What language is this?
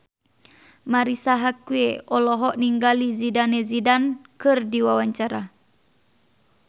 Sundanese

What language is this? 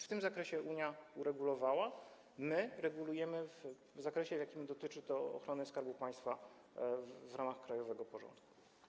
Polish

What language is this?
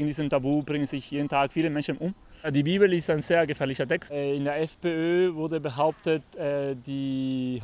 German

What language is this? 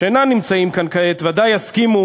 Hebrew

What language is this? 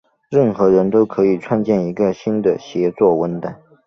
Chinese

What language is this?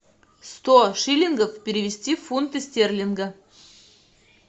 Russian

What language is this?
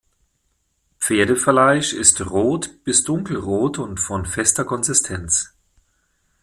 German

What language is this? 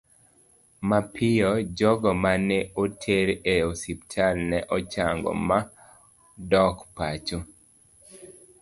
Luo (Kenya and Tanzania)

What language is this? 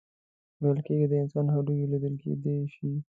Pashto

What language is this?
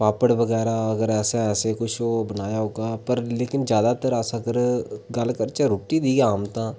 Dogri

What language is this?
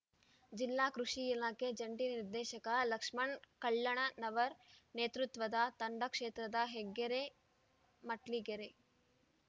Kannada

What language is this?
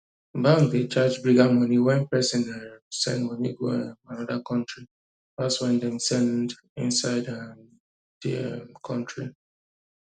Nigerian Pidgin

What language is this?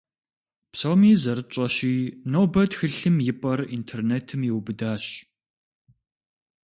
Kabardian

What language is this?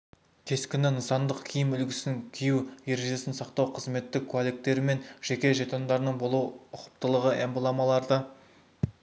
Kazakh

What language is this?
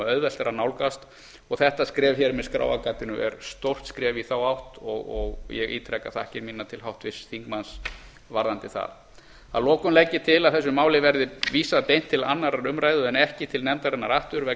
Icelandic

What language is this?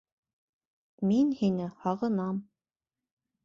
Bashkir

